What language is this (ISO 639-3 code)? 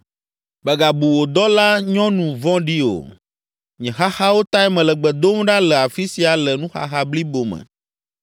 ewe